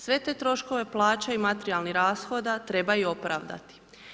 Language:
Croatian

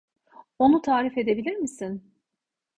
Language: Turkish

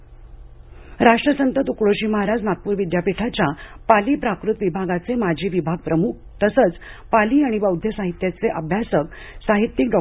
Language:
Marathi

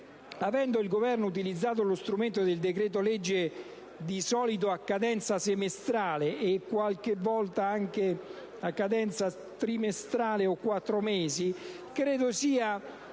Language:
Italian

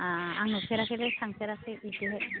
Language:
Bodo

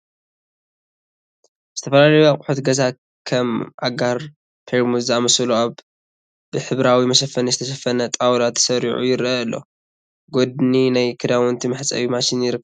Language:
Tigrinya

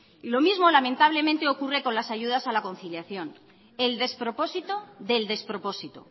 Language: Spanish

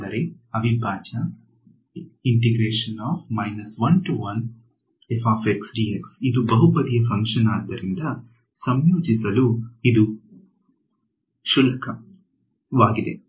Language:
Kannada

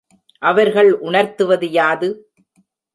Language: Tamil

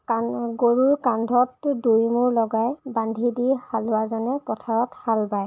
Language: Assamese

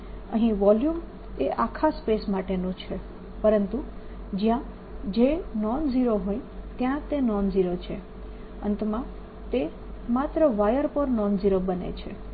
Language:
Gujarati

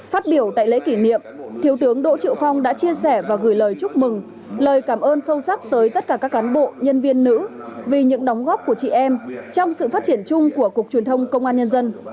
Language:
Vietnamese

